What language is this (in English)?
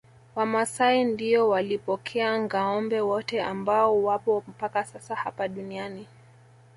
Swahili